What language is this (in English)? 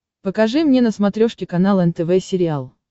Russian